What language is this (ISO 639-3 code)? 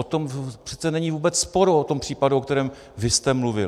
ces